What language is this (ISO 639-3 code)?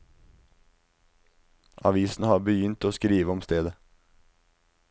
nor